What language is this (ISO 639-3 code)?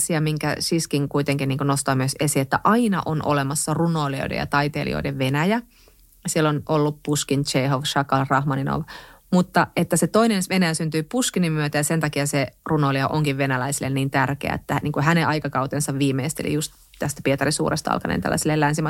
fin